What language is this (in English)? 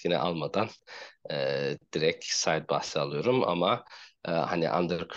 Turkish